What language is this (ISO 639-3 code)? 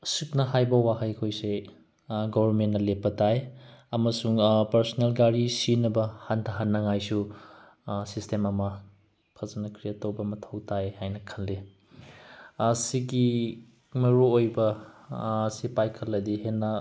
mni